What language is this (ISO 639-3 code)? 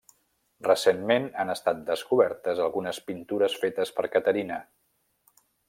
cat